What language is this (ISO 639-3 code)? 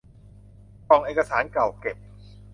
tha